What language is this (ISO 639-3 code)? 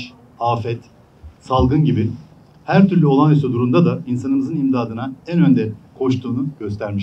tur